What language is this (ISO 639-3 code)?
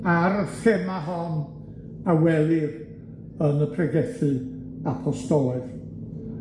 cym